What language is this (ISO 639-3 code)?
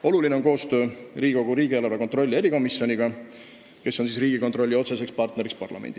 est